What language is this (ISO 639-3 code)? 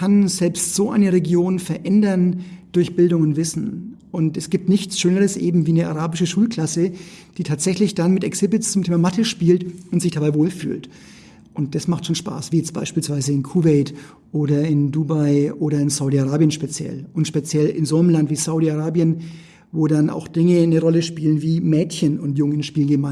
deu